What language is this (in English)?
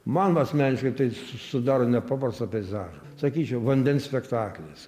Lithuanian